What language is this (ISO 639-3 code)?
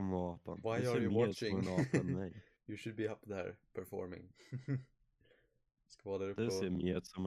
swe